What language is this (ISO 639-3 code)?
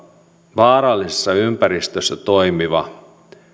fin